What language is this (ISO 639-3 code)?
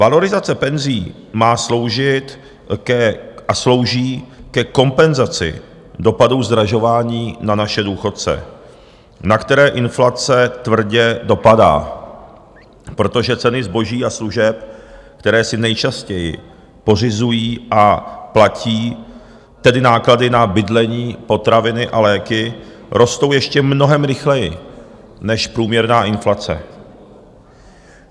ces